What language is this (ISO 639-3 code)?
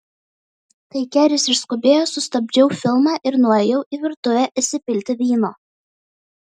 lit